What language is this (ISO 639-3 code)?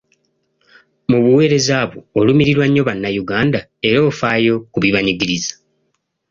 lug